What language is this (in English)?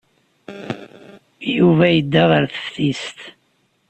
Kabyle